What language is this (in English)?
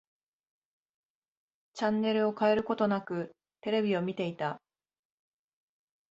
Japanese